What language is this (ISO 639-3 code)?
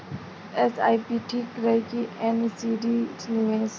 bho